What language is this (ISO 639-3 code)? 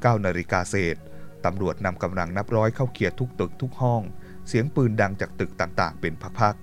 tha